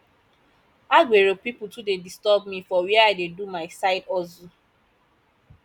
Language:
Nigerian Pidgin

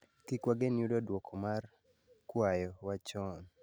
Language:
Luo (Kenya and Tanzania)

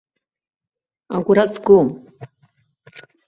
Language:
Abkhazian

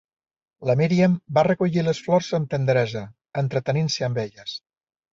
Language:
Catalan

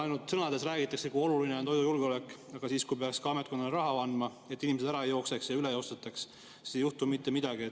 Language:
Estonian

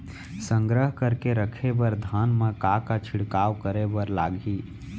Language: Chhattisgarhi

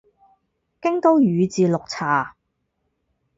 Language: Cantonese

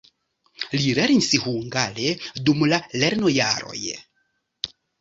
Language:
Esperanto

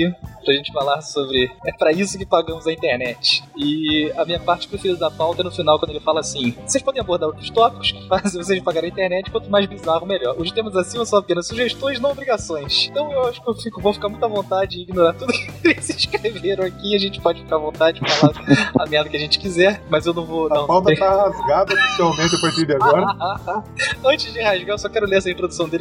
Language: Portuguese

